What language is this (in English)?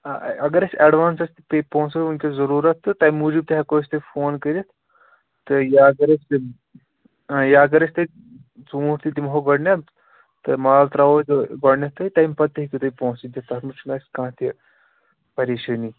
Kashmiri